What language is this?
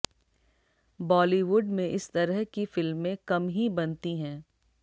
Hindi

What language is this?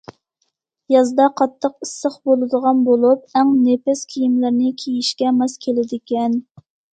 Uyghur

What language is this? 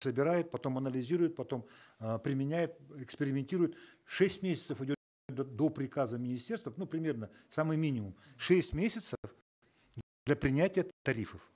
Kazakh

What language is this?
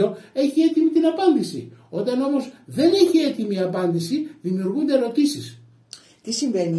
Greek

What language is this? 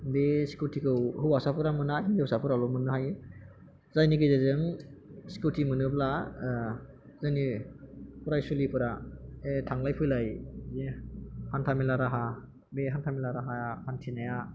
Bodo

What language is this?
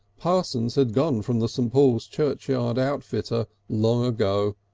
English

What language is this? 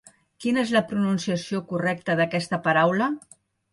Catalan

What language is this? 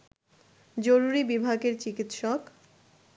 Bangla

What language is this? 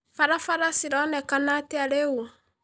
Kikuyu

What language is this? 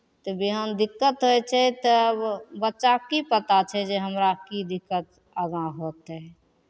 Maithili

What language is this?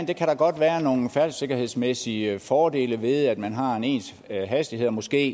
Danish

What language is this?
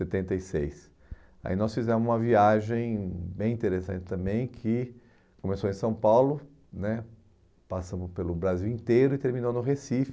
Portuguese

